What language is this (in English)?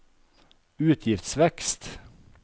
Norwegian